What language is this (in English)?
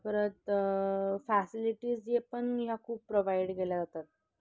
Marathi